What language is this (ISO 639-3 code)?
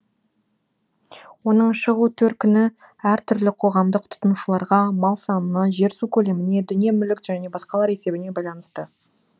kaz